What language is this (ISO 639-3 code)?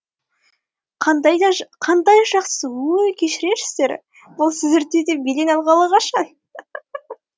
kaz